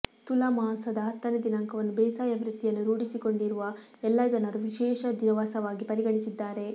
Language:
Kannada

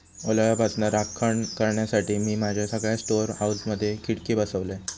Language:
Marathi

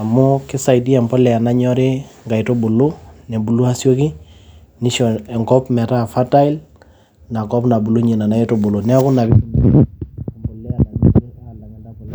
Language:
Masai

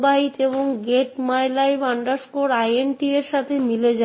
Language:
Bangla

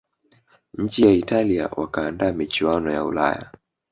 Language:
Swahili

